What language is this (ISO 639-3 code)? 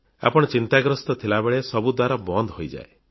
ori